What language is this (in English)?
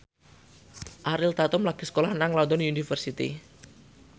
Javanese